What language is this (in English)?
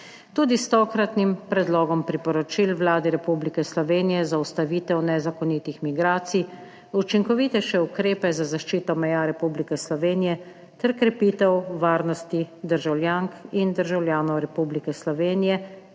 Slovenian